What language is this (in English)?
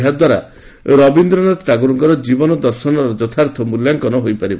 Odia